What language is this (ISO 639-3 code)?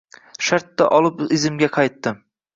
uzb